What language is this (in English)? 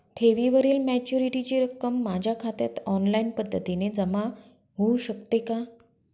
Marathi